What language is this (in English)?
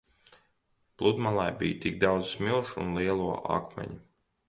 Latvian